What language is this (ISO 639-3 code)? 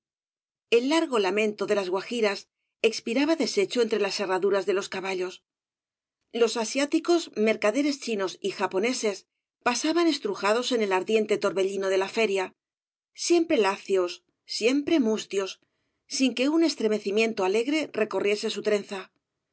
spa